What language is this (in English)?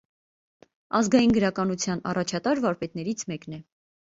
Armenian